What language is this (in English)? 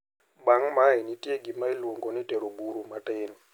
Luo (Kenya and Tanzania)